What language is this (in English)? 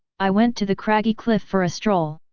English